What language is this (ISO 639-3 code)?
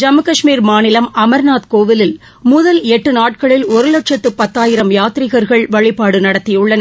tam